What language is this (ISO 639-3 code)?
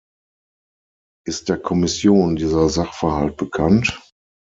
deu